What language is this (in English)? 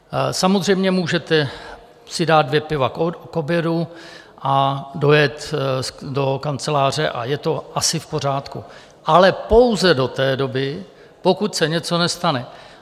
Czech